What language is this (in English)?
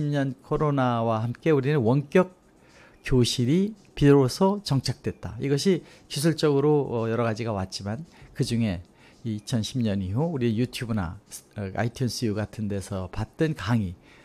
Korean